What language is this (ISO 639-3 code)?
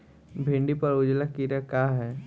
bho